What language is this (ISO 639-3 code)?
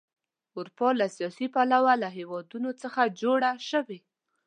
pus